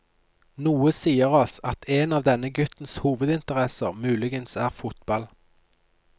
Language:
Norwegian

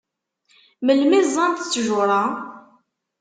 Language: Kabyle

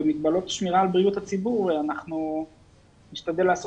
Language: Hebrew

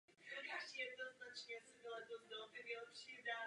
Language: Czech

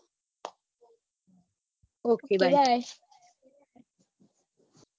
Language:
Gujarati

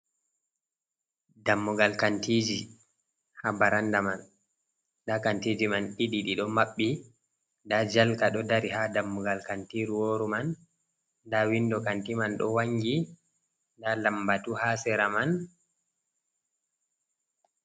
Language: Fula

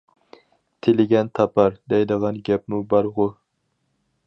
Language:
Uyghur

